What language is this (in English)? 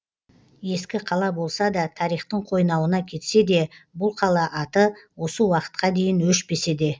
Kazakh